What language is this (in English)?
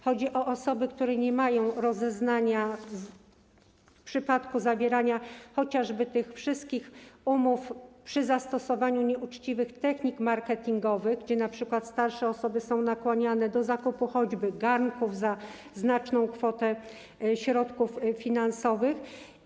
Polish